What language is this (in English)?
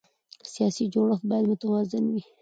Pashto